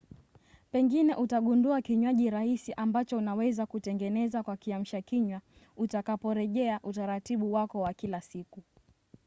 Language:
Swahili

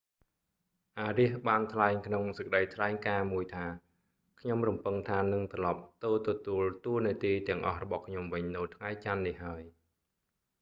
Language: Khmer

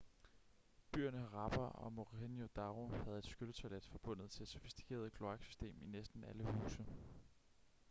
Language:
Danish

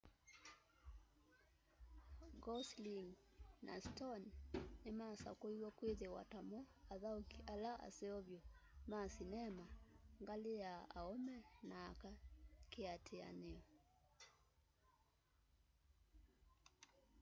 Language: Kamba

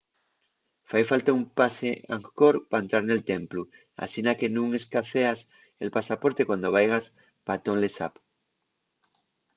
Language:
Asturian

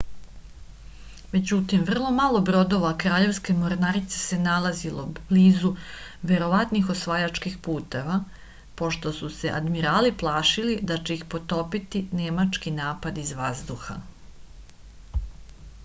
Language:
Serbian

